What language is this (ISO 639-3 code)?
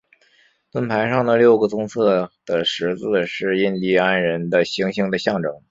zho